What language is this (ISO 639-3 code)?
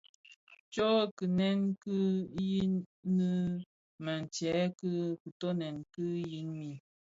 ksf